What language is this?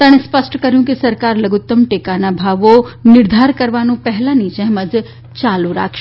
Gujarati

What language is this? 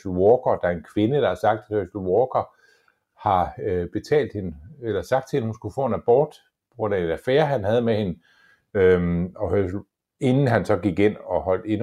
Danish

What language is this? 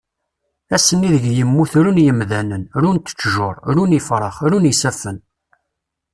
Kabyle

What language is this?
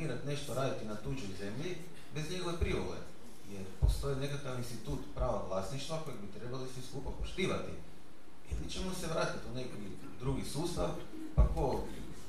Croatian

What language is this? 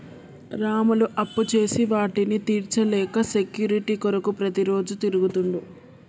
Telugu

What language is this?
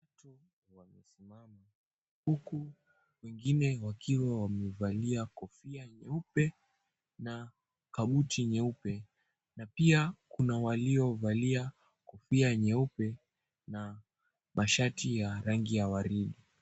Swahili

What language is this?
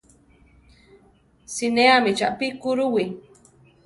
Central Tarahumara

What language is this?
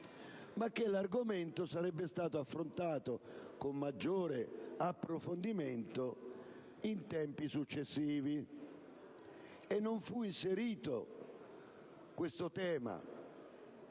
Italian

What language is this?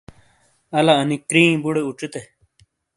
Shina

